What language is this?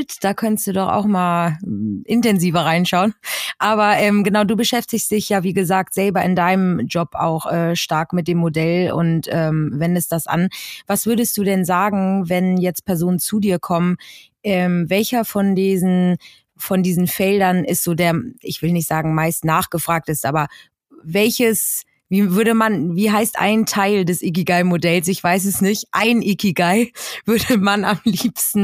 German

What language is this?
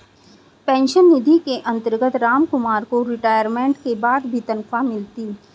Hindi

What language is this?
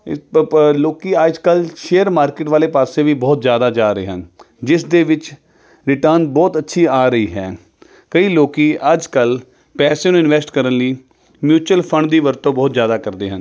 Punjabi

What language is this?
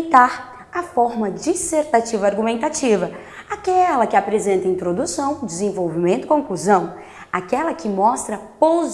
Portuguese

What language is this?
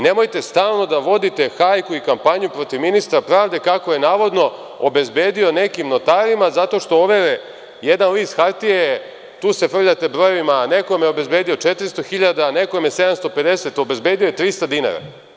Serbian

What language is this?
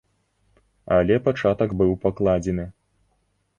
Belarusian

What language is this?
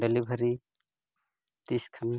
Santali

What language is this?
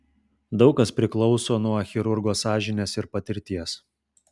Lithuanian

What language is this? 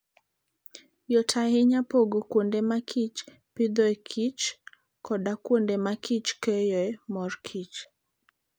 Luo (Kenya and Tanzania)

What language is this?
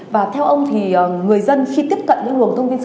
Vietnamese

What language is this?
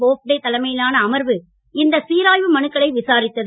Tamil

